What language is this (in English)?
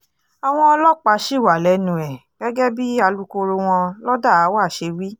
Yoruba